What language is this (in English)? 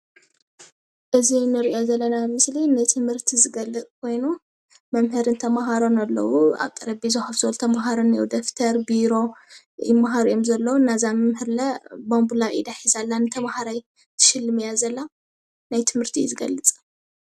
Tigrinya